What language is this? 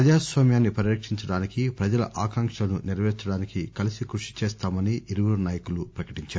Telugu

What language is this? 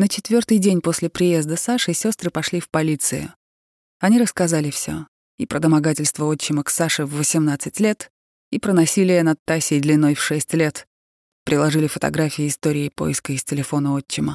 Russian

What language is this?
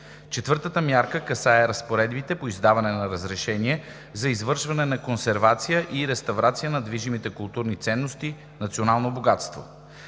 Bulgarian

